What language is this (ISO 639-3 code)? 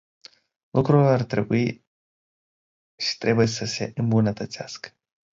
ron